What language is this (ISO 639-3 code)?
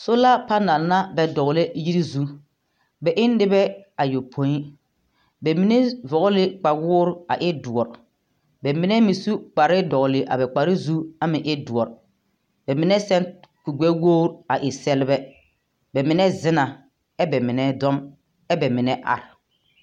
dga